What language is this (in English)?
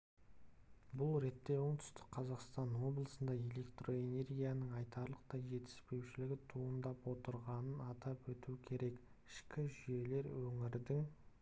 Kazakh